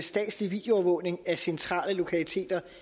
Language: Danish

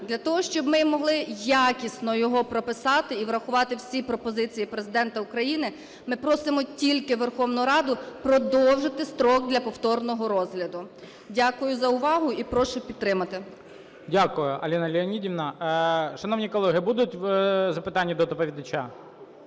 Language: Ukrainian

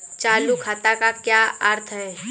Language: Hindi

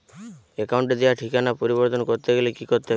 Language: Bangla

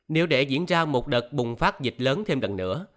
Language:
Vietnamese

